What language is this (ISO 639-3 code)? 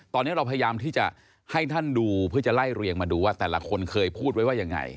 tha